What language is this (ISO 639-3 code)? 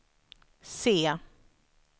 swe